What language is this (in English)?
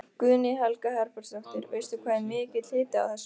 Icelandic